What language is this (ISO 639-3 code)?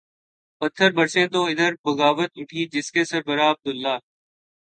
urd